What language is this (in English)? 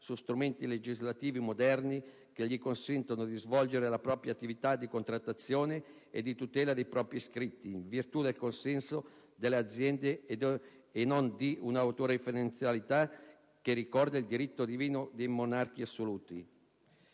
Italian